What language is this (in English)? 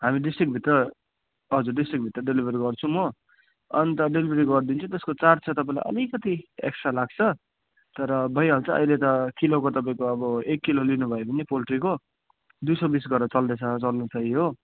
Nepali